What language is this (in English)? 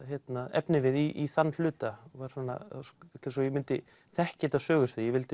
Icelandic